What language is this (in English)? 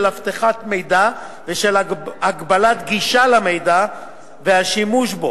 Hebrew